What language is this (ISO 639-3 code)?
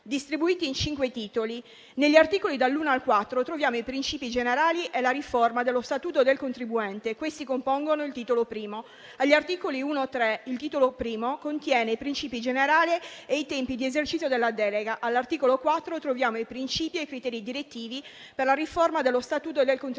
ita